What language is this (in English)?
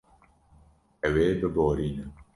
Kurdish